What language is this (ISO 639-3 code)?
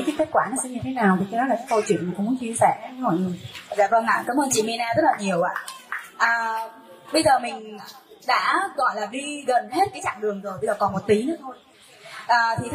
vie